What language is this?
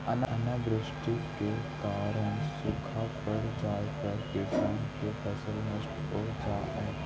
Magahi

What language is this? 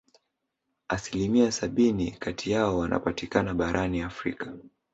Swahili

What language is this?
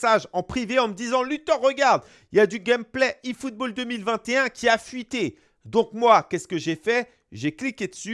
French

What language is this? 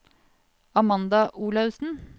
Norwegian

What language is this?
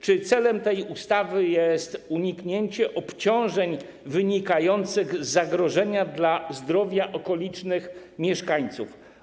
Polish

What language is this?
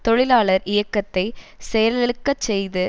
Tamil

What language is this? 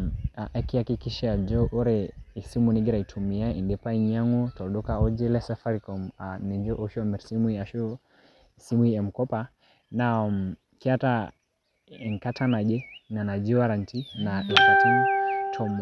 Masai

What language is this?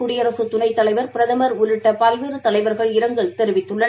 Tamil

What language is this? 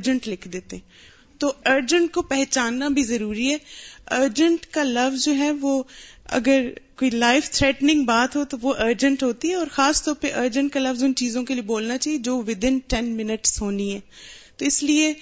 Urdu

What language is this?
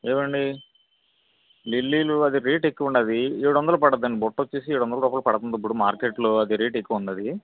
Telugu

